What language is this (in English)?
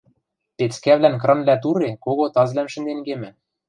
Western Mari